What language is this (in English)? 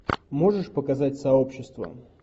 Russian